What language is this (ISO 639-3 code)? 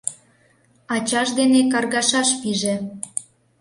chm